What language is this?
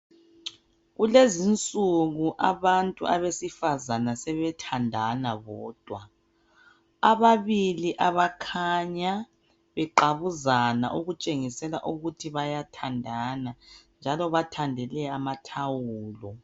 North Ndebele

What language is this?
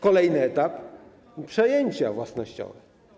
Polish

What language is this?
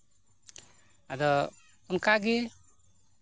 Santali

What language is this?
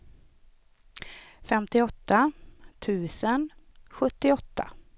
Swedish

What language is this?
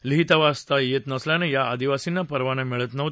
Marathi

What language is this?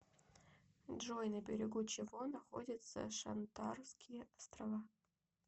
Russian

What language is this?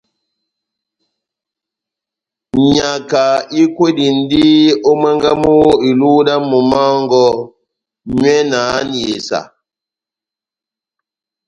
Batanga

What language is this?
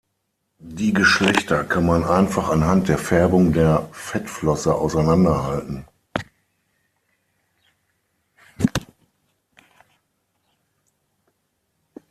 German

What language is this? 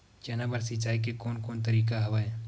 Chhattisgarhi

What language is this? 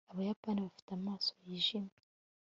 Kinyarwanda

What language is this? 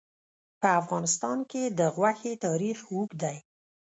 Pashto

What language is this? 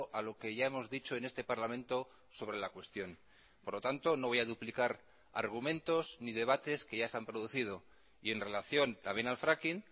Spanish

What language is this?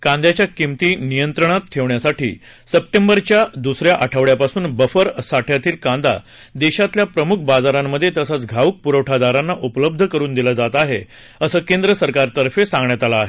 Marathi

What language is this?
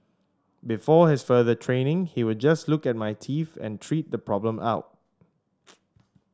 English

